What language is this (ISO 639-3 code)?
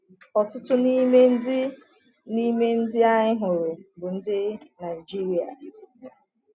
ibo